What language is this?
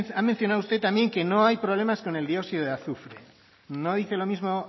Spanish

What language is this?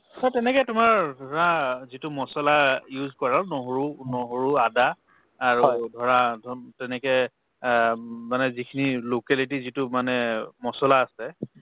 Assamese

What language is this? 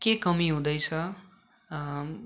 Nepali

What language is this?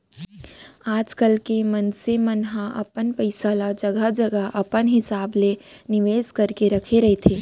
Chhattisgarhi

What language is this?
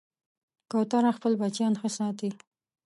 Pashto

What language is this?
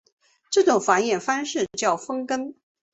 Chinese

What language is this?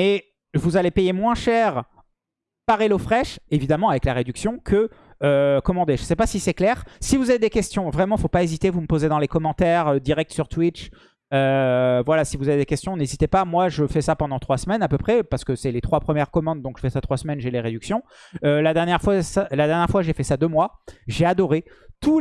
French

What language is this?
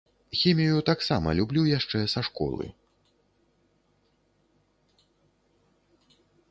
Belarusian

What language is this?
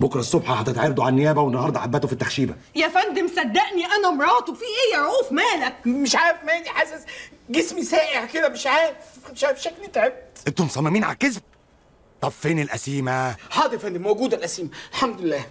Arabic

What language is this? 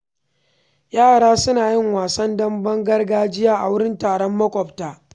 Hausa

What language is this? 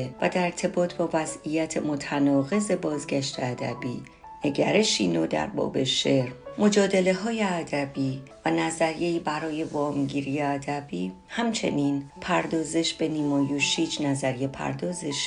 Persian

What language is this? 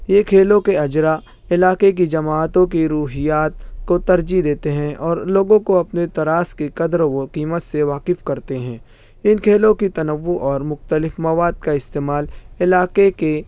Urdu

